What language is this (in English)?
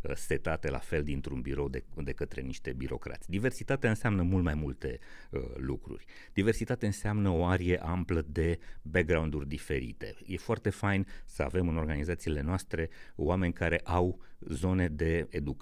Romanian